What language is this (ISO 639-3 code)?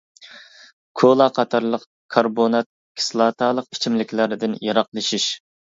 uig